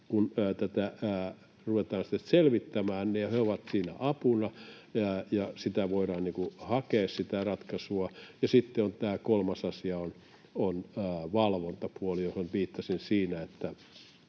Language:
Finnish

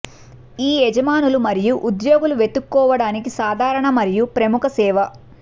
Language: Telugu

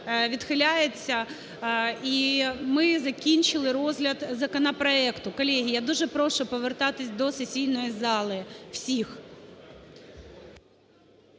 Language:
Ukrainian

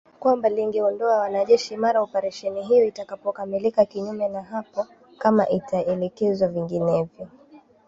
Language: Swahili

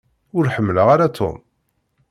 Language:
Kabyle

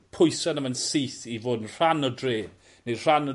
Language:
Welsh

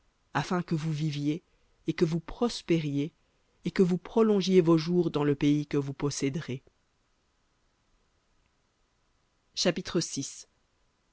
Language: French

